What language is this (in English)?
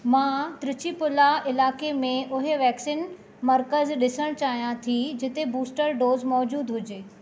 Sindhi